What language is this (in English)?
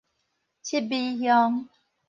Min Nan Chinese